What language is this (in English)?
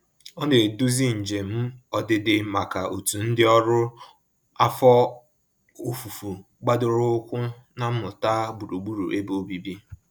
Igbo